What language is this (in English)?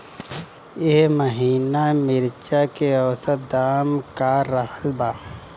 Bhojpuri